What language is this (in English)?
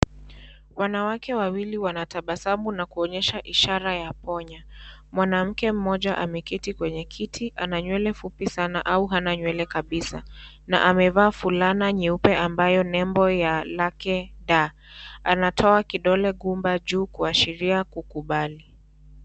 Swahili